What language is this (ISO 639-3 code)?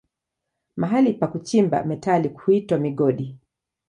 swa